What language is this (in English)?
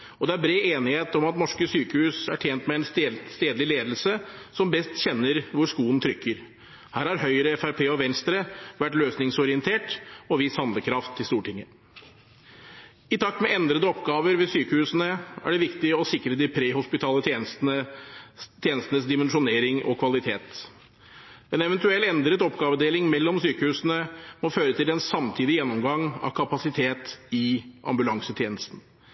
Norwegian Bokmål